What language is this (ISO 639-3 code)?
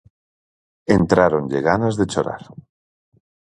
glg